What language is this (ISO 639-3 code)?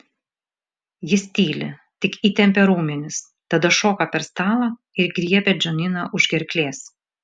lit